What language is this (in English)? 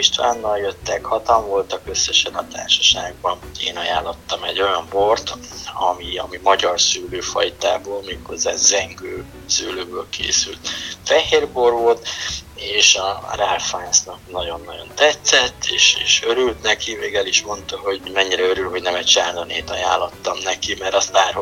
Hungarian